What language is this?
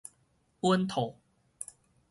Min Nan Chinese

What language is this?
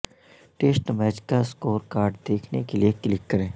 Urdu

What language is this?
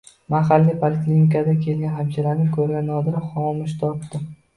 Uzbek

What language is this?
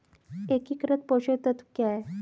Hindi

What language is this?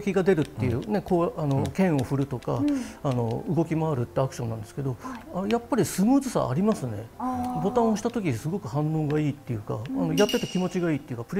Japanese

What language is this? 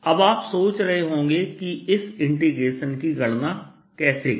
Hindi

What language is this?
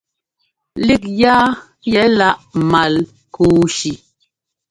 Ngomba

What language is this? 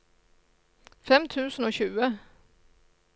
Norwegian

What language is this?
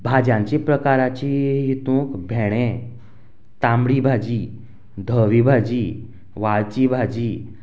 Konkani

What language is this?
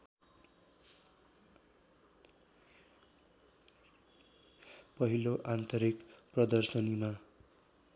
Nepali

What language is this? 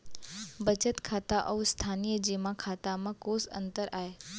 Chhattisgarhi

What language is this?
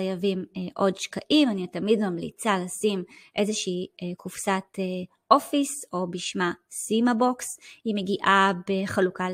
Hebrew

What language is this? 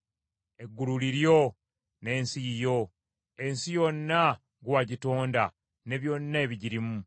Ganda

